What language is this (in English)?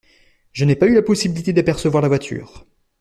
French